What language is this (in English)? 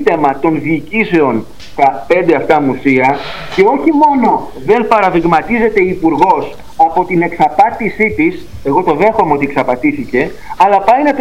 Greek